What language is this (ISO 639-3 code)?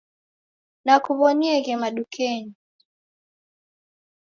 dav